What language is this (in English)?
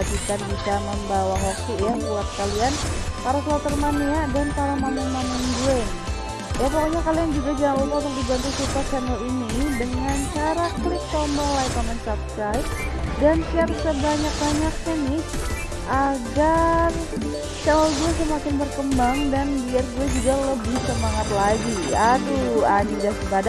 Indonesian